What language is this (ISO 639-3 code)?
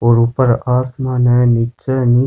raj